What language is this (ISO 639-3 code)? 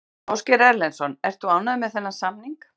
isl